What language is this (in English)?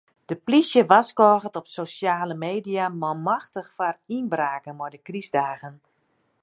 Western Frisian